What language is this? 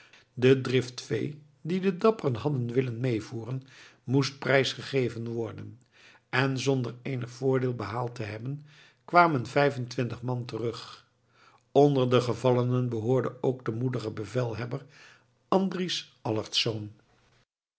Dutch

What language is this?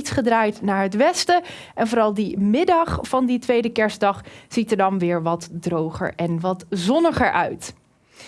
Dutch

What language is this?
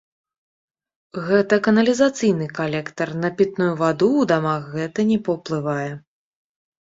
Belarusian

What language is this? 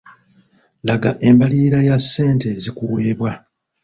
Ganda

